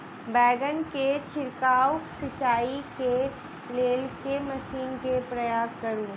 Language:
Maithili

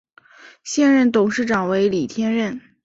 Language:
Chinese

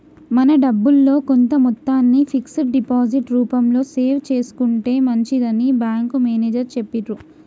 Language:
Telugu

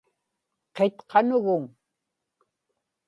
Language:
Inupiaq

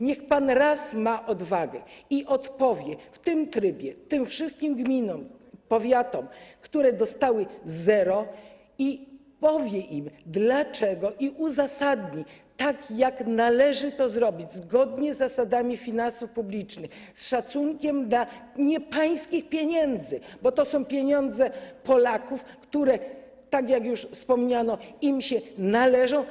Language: Polish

